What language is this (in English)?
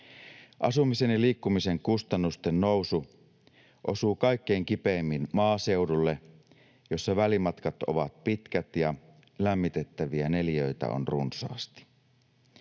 Finnish